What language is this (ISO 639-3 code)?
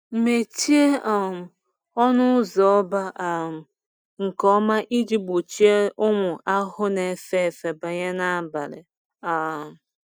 ibo